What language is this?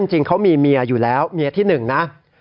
Thai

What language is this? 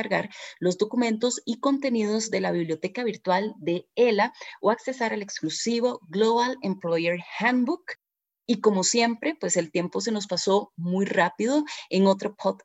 Spanish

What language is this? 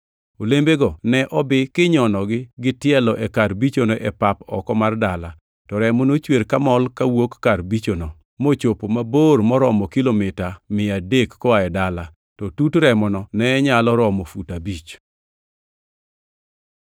Luo (Kenya and Tanzania)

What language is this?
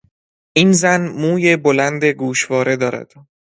Persian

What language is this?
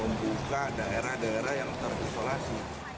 Indonesian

